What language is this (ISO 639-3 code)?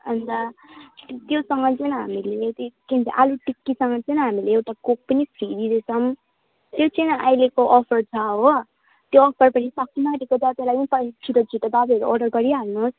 nep